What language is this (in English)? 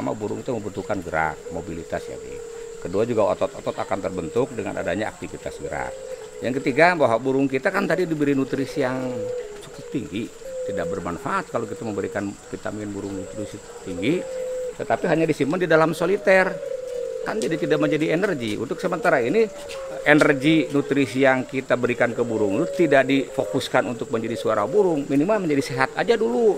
Indonesian